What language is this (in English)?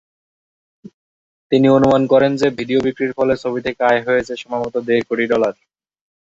Bangla